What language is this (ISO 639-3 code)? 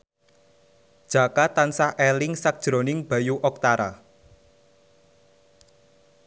jav